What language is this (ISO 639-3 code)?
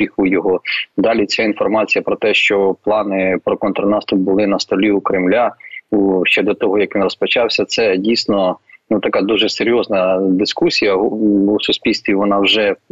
ukr